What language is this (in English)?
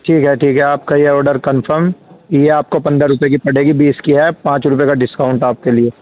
Urdu